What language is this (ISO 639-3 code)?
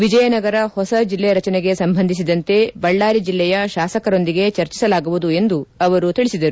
kan